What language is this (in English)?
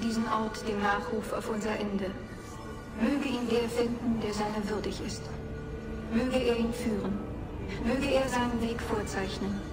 German